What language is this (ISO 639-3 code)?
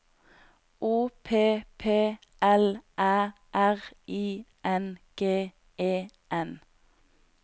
nor